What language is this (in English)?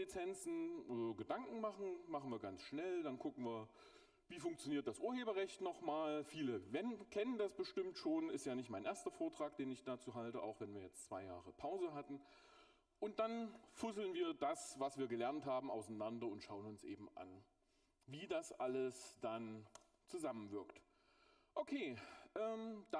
German